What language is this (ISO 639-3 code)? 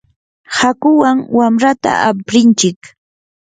qur